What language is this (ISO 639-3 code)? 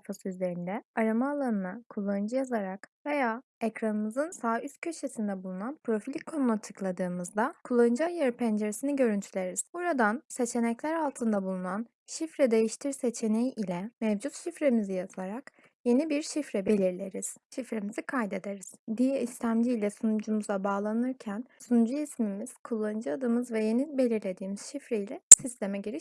tur